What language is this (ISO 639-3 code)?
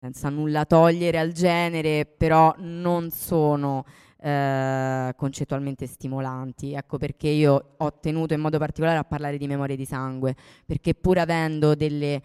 ita